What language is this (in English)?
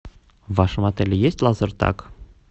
Russian